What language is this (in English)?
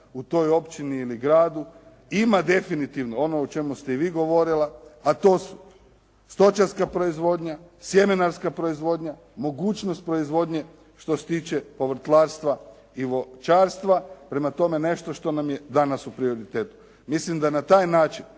Croatian